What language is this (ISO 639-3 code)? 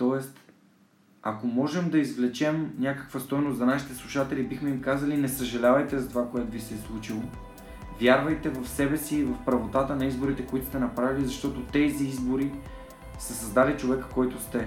bul